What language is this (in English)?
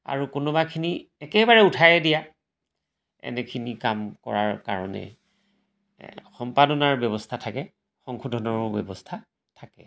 Assamese